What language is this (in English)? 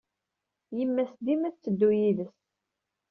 Kabyle